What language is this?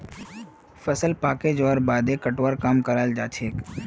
Magahi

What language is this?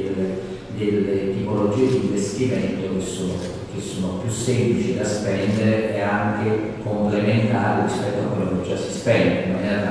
Italian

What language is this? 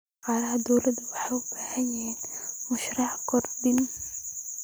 Somali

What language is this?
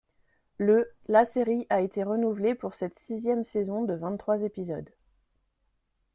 French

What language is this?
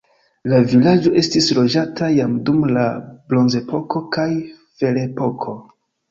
Esperanto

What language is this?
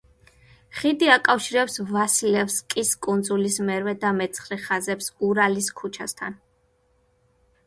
Georgian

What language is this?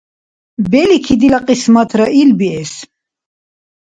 Dargwa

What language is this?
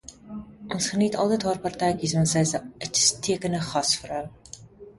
Afrikaans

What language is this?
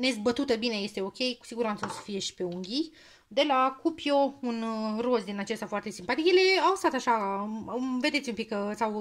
Romanian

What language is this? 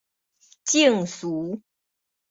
Min Nan Chinese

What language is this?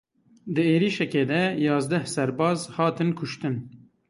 Kurdish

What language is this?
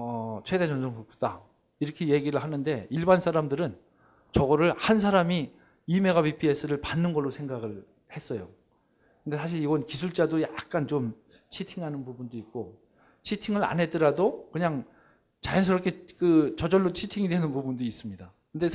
Korean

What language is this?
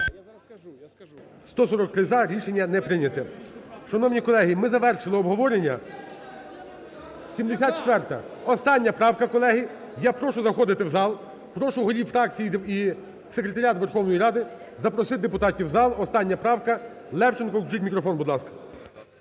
Ukrainian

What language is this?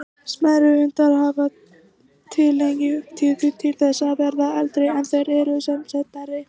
Icelandic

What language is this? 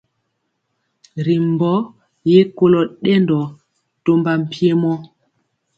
Mpiemo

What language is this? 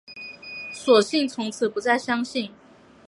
Chinese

